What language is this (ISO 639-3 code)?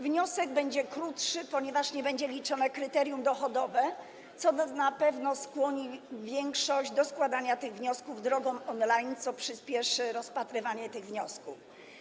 pol